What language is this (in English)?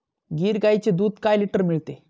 Marathi